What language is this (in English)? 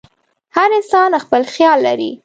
Pashto